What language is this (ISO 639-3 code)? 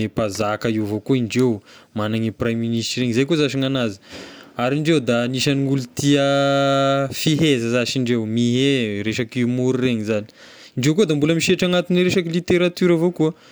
tkg